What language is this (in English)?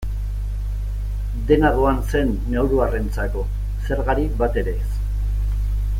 Basque